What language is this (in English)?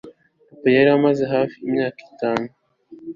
Kinyarwanda